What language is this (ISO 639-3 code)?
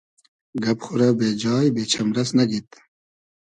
haz